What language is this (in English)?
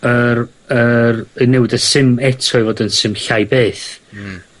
Welsh